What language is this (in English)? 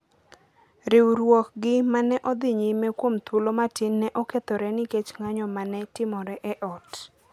Luo (Kenya and Tanzania)